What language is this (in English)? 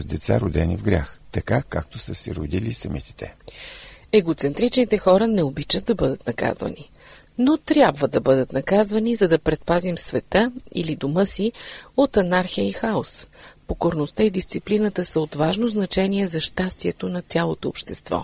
Bulgarian